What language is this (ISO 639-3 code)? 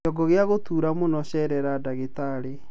kik